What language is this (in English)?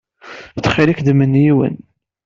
Kabyle